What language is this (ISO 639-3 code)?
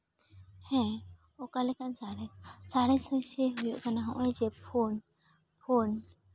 sat